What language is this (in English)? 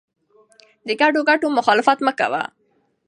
Pashto